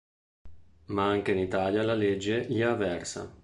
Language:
Italian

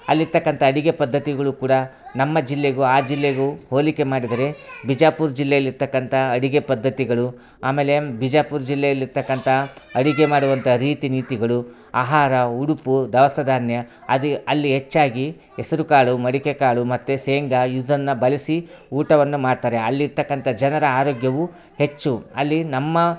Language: Kannada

